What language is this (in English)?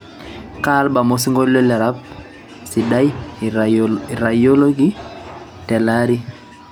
Masai